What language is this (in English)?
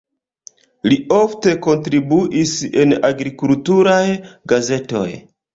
Esperanto